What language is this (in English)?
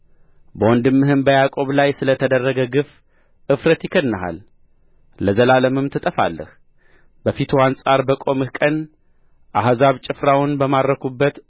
Amharic